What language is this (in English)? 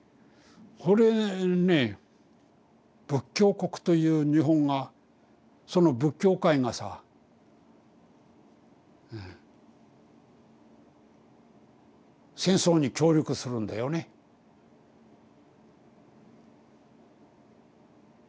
Japanese